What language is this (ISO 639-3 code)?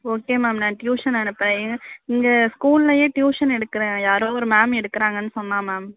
tam